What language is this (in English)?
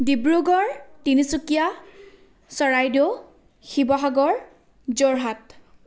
Assamese